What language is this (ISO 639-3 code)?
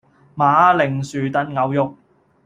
yue